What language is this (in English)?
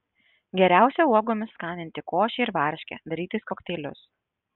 Lithuanian